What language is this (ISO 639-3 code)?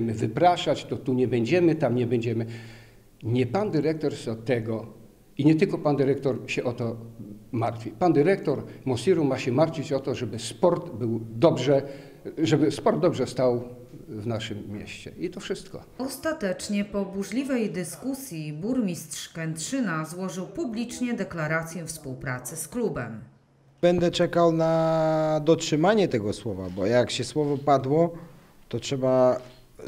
pol